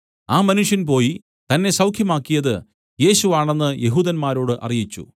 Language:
Malayalam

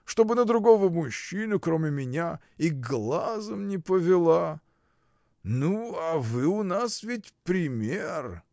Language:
Russian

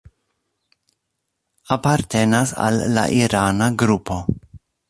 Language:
Esperanto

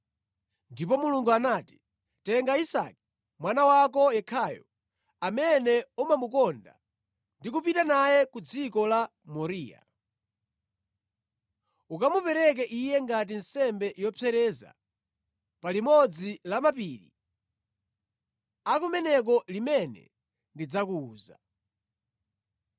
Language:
Nyanja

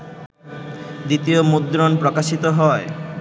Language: Bangla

